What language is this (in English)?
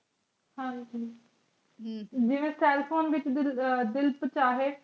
Punjabi